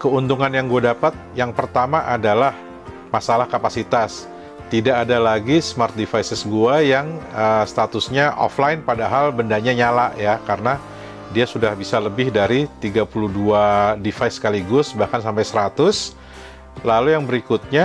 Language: Indonesian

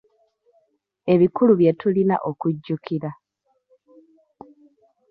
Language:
Ganda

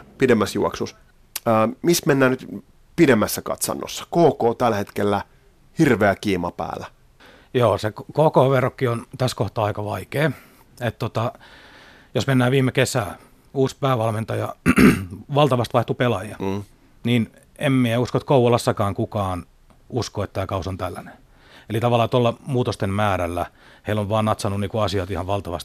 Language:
Finnish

